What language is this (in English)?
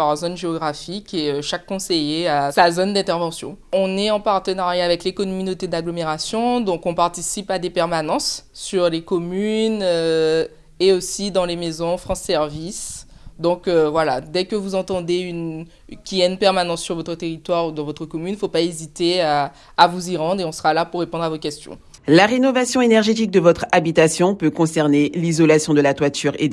French